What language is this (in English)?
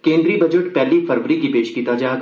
Dogri